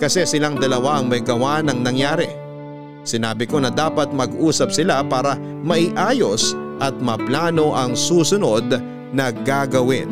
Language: Filipino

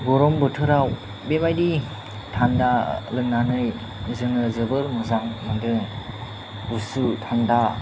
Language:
Bodo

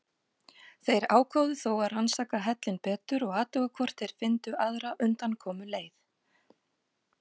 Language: Icelandic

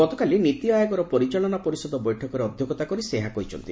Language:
Odia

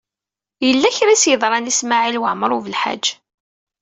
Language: Kabyle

